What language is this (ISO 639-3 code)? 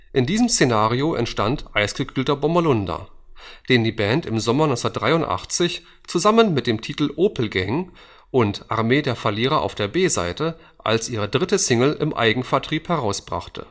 deu